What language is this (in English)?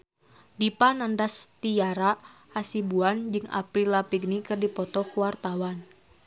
Sundanese